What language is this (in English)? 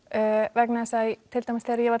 Icelandic